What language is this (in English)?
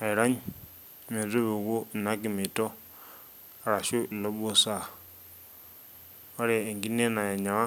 Masai